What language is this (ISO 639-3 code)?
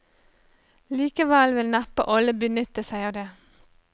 nor